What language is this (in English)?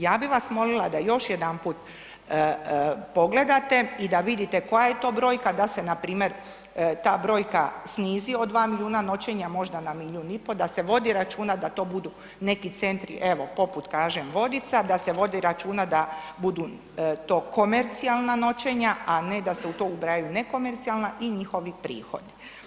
Croatian